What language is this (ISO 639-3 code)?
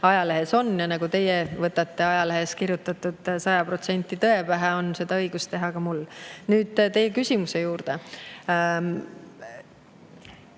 est